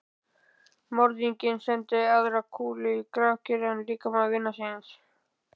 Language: Icelandic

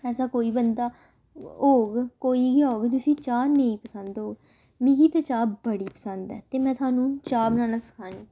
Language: Dogri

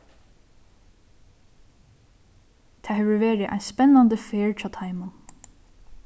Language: Faroese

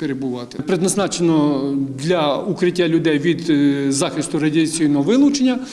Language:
Ukrainian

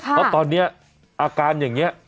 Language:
Thai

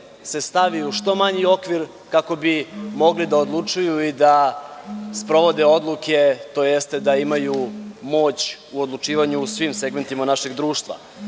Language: Serbian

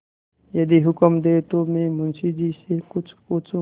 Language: Hindi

